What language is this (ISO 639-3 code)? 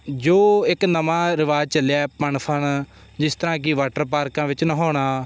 pan